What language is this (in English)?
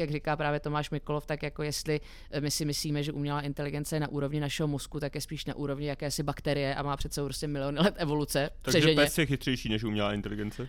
Czech